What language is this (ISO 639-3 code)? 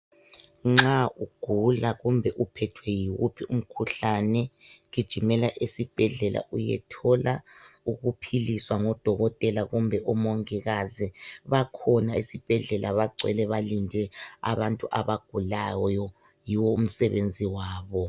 nde